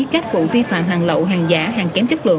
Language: Vietnamese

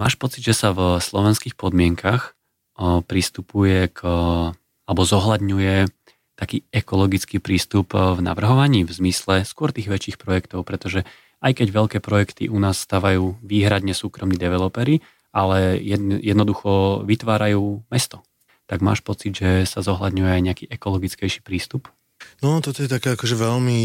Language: Slovak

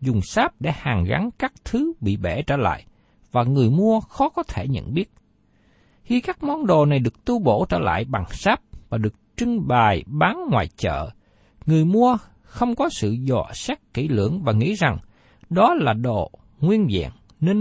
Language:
Vietnamese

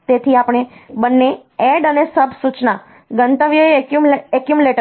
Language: Gujarati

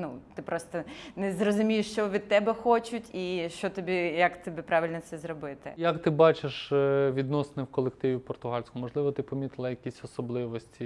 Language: Ukrainian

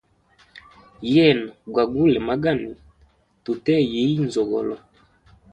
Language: Hemba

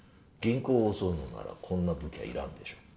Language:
Japanese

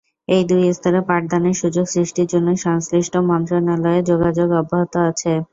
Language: Bangla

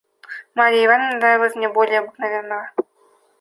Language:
Russian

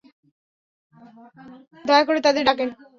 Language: Bangla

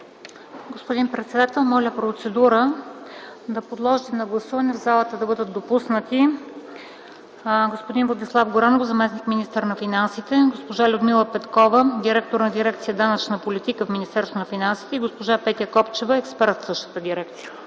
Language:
Bulgarian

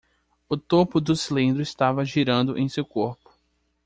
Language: Portuguese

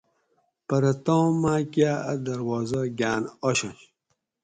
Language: Gawri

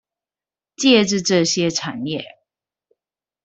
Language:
Chinese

